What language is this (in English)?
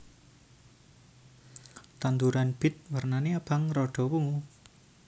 Javanese